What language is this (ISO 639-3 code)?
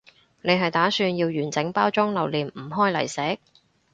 yue